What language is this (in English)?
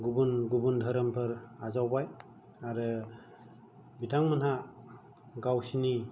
Bodo